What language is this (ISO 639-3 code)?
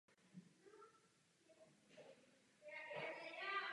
ces